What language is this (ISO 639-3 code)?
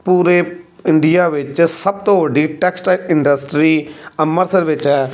pan